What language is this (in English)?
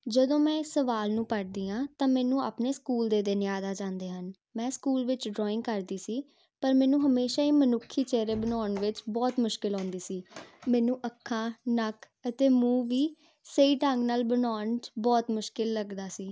Punjabi